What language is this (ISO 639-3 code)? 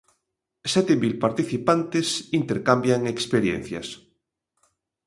glg